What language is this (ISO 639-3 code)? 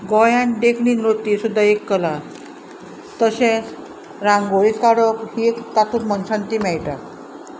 kok